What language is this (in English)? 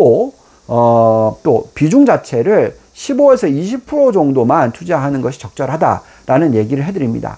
Korean